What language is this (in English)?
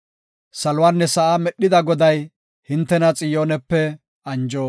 Gofa